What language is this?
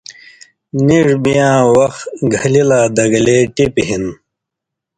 Indus Kohistani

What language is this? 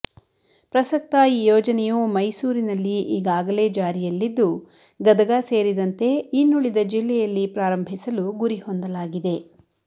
Kannada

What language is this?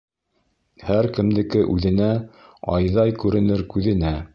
Bashkir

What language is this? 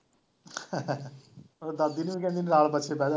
Punjabi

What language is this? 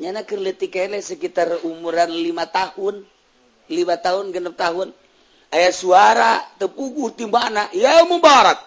Indonesian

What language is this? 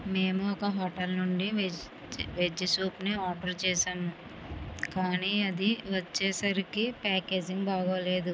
Telugu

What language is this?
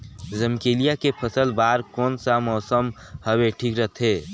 Chhattisgarhi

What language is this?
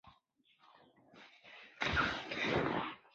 Chinese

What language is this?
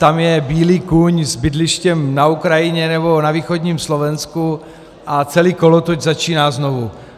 Czech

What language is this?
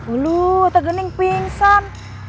Indonesian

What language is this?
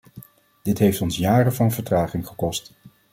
Dutch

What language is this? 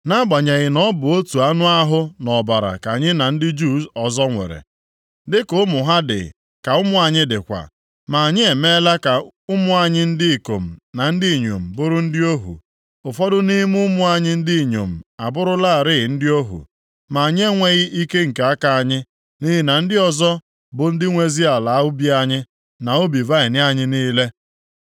Igbo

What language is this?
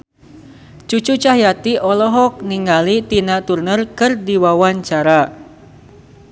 Sundanese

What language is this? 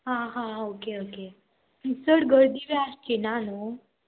Konkani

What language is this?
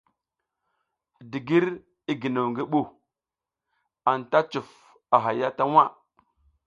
South Giziga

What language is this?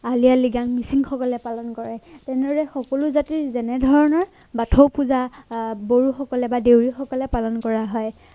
Assamese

